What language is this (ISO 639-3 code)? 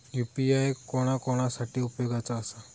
mar